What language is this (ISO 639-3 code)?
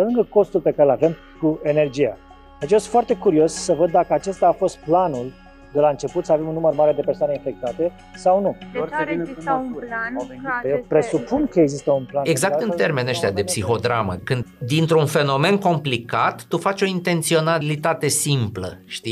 ron